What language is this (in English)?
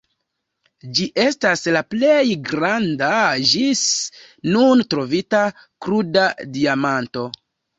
Esperanto